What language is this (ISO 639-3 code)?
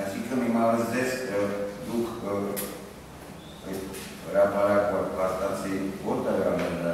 tur